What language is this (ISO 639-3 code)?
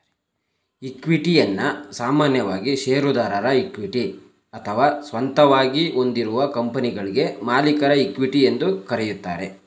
kan